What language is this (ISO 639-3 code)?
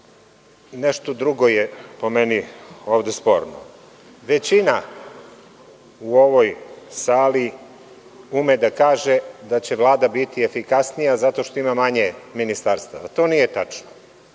srp